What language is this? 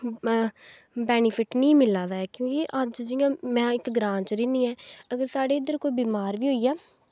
Dogri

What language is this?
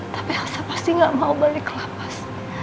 Indonesian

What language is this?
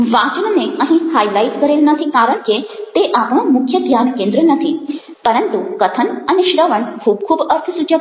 Gujarati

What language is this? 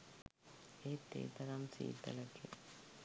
Sinhala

